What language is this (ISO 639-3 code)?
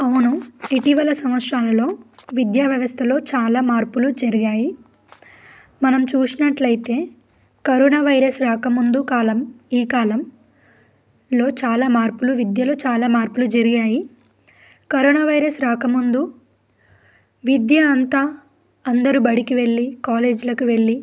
tel